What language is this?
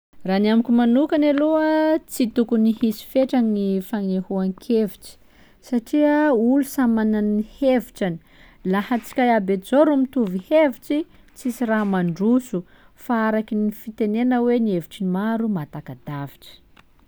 Sakalava Malagasy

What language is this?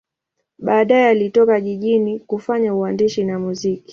Swahili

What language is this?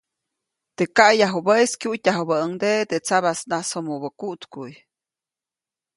Copainalá Zoque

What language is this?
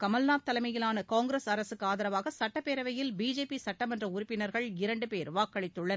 Tamil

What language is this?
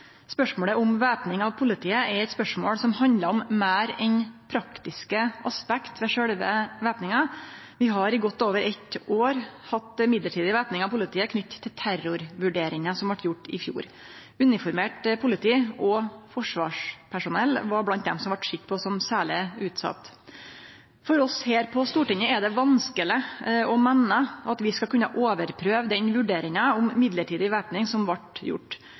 Norwegian Nynorsk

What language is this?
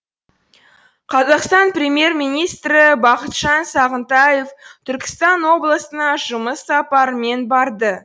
Kazakh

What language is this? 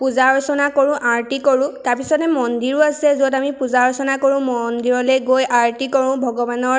Assamese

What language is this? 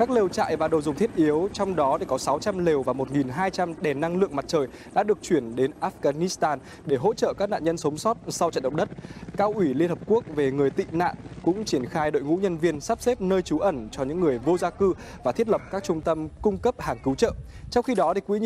Vietnamese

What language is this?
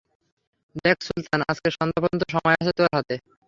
Bangla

